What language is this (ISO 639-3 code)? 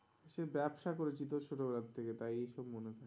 ben